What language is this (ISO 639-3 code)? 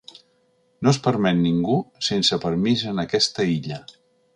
cat